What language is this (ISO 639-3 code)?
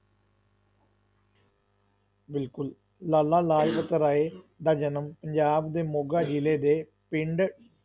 pan